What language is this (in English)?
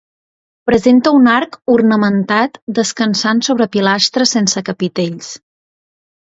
Catalan